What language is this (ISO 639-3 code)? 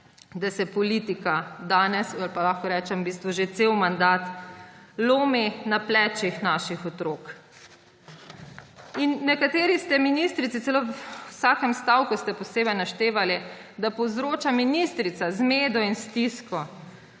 slv